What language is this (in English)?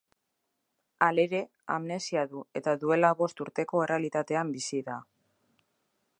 Basque